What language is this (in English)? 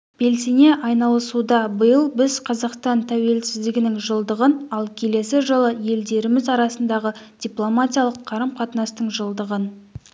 Kazakh